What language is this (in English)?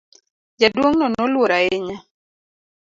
Luo (Kenya and Tanzania)